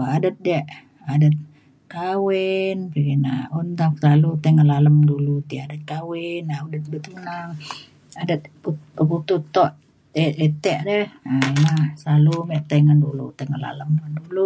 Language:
Mainstream Kenyah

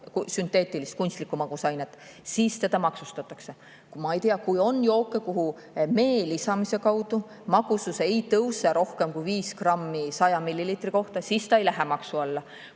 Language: Estonian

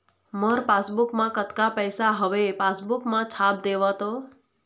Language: Chhattisgarhi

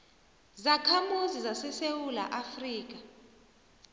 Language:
South Ndebele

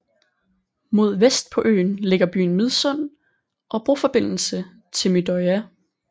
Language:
Danish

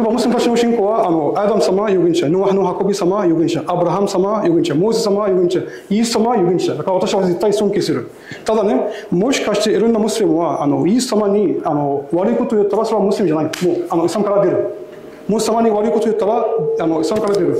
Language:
Japanese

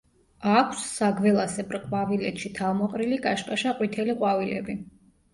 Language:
Georgian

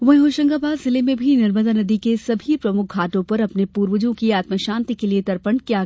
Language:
Hindi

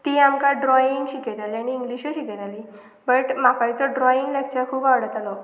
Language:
Konkani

